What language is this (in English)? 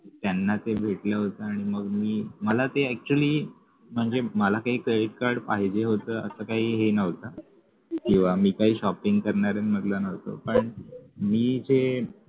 Marathi